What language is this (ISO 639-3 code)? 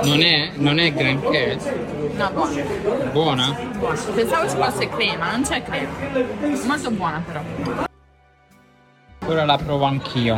ita